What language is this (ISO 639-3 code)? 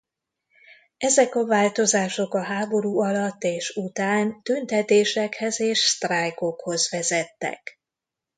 hun